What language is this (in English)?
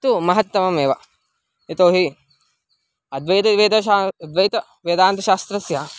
Sanskrit